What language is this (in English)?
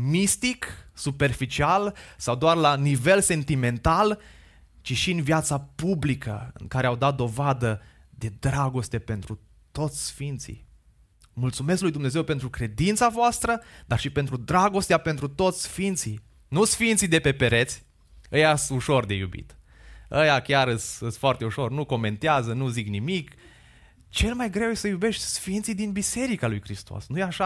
Romanian